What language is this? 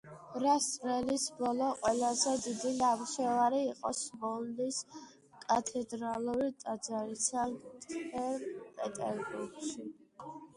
Georgian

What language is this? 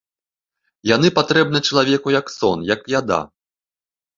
Belarusian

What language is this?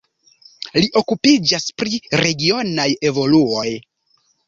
Esperanto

